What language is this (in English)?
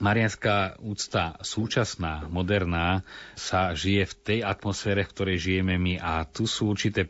Slovak